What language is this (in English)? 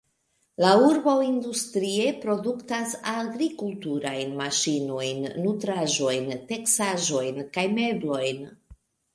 Esperanto